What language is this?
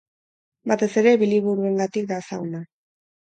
Basque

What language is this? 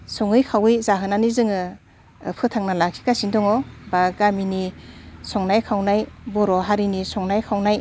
Bodo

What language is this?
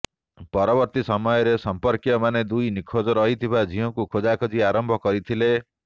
Odia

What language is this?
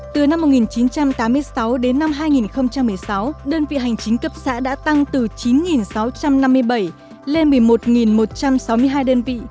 Vietnamese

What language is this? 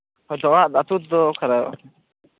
Santali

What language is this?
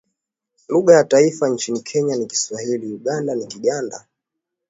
Swahili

